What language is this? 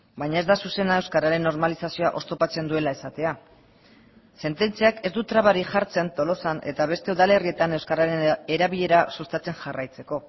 Basque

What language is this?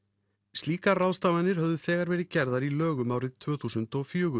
Icelandic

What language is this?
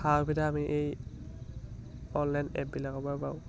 Assamese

